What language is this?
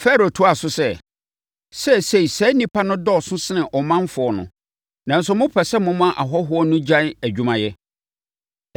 Akan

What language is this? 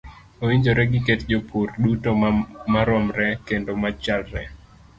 Luo (Kenya and Tanzania)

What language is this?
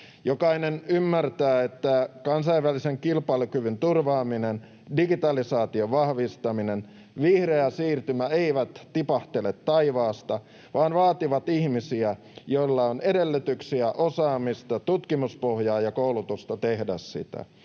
Finnish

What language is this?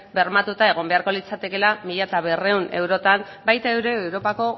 Basque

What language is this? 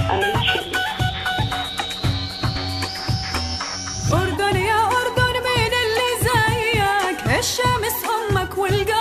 Arabic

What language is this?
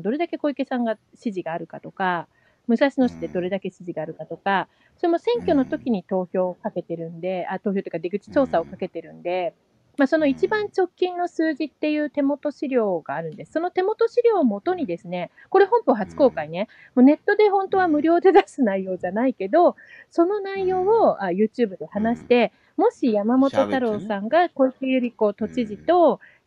Japanese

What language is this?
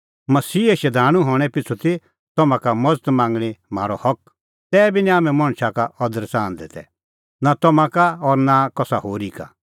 Kullu Pahari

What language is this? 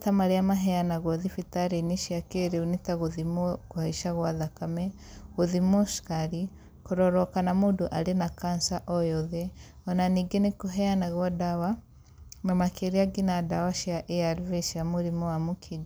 Kikuyu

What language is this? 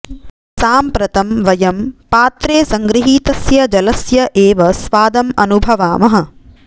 Sanskrit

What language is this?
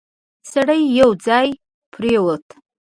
Pashto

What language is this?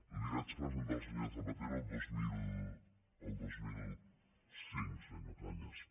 Catalan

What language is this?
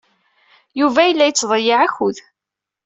Kabyle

